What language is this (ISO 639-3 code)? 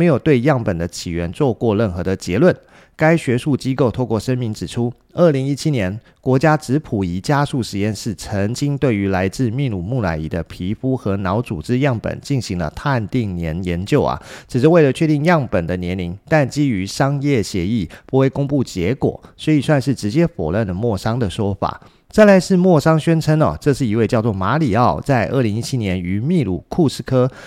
zho